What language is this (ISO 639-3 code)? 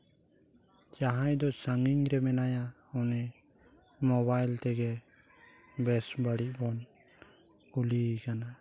sat